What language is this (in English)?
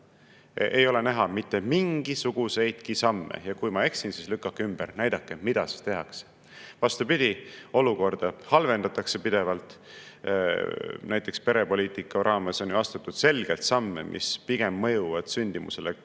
Estonian